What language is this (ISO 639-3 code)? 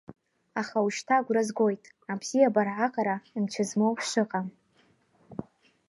abk